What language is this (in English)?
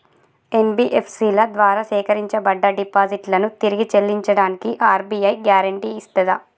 Telugu